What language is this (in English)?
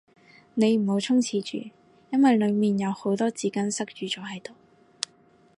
Cantonese